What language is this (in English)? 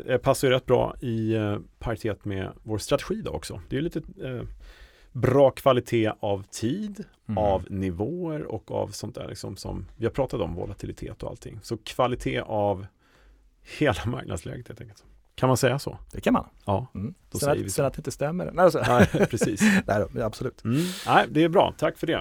Swedish